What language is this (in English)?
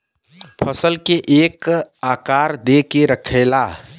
Bhojpuri